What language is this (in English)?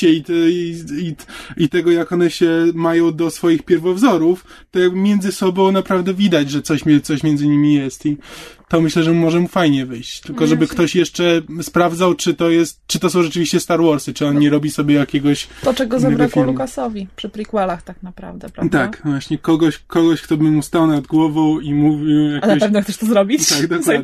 Polish